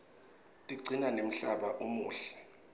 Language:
Swati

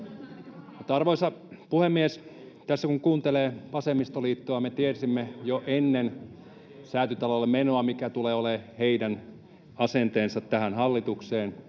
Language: Finnish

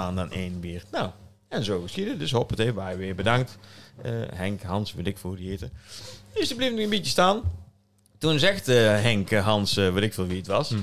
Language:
Dutch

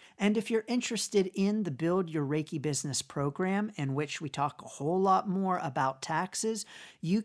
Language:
English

